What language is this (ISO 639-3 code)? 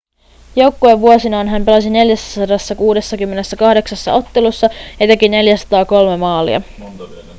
fin